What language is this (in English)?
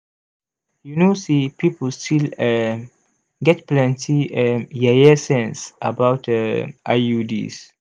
Nigerian Pidgin